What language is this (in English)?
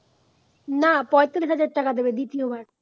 Bangla